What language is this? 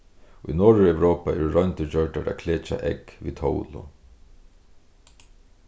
Faroese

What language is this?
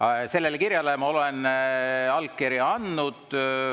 Estonian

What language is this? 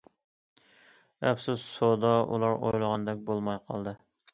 Uyghur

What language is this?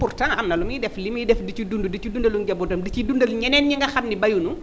Wolof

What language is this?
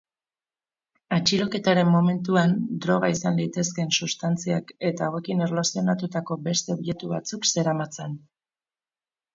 Basque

